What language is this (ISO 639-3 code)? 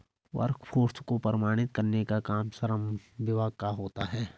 hin